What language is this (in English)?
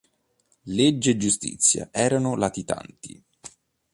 Italian